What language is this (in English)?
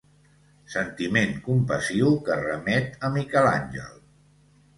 Catalan